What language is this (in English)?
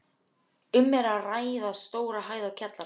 Icelandic